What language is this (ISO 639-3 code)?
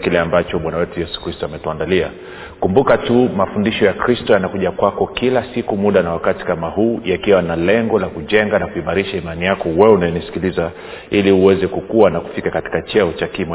swa